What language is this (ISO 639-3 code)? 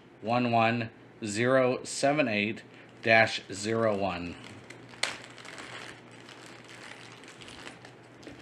eng